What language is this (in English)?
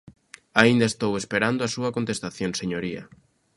Galician